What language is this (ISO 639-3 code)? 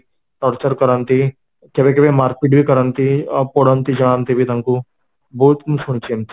ori